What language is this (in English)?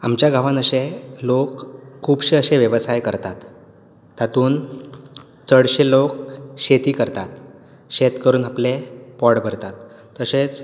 Konkani